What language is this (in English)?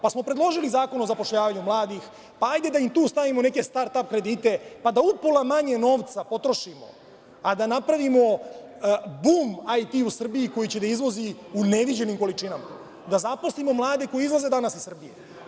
Serbian